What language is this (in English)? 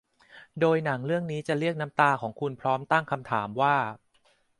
Thai